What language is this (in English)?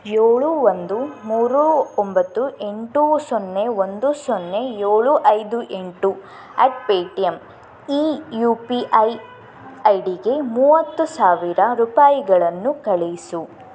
Kannada